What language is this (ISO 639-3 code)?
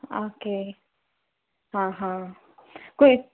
kok